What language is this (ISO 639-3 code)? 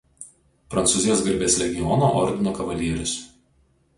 lit